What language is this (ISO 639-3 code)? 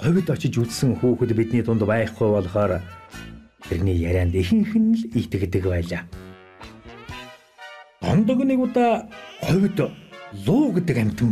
tur